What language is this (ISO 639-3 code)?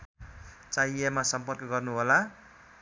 nep